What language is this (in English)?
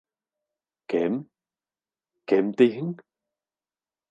Bashkir